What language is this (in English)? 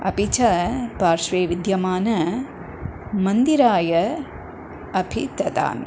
Sanskrit